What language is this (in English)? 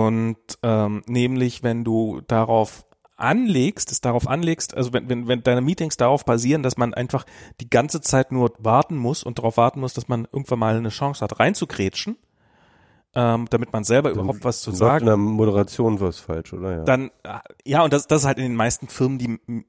German